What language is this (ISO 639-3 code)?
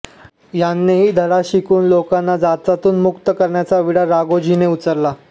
mar